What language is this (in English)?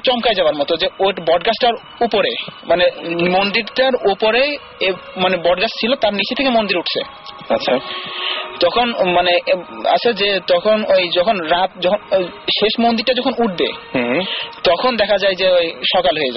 Bangla